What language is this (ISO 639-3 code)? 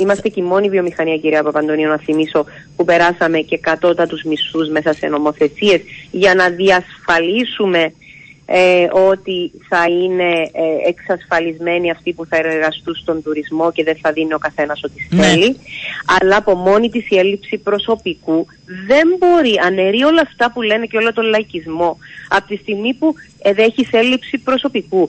ell